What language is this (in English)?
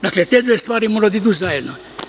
Serbian